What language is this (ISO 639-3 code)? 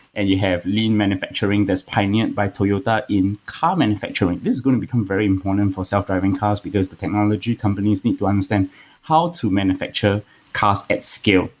eng